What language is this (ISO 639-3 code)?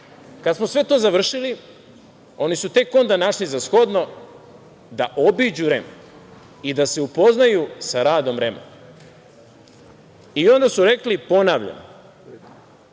srp